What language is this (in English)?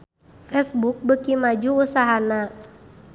Sundanese